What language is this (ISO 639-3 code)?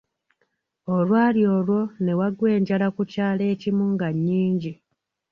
lug